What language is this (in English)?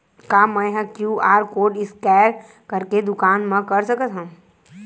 Chhattisgarhi